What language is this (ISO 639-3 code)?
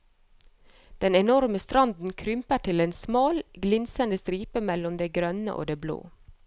nor